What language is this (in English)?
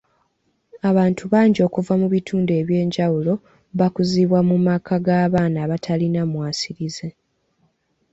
Ganda